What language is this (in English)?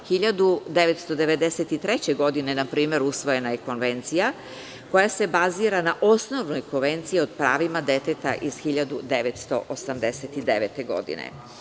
Serbian